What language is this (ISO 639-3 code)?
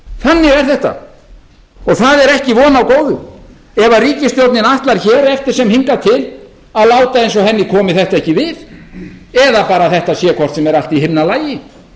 isl